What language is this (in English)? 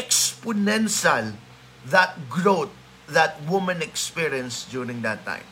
Filipino